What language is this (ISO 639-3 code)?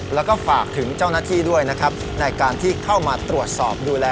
tha